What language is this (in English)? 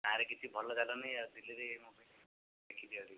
Odia